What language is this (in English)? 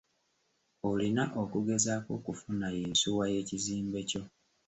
Ganda